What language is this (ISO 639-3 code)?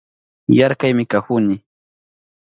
qup